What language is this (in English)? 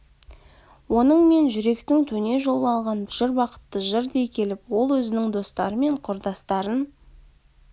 Kazakh